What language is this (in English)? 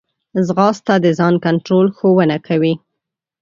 Pashto